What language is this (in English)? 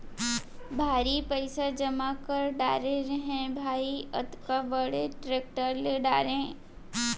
Chhattisgarhi